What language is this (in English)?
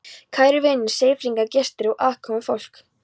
Icelandic